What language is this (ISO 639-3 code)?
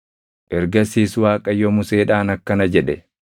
orm